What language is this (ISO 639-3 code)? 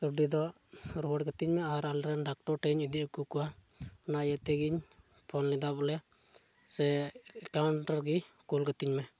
sat